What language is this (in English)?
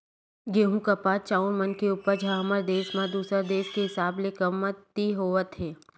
Chhattisgarhi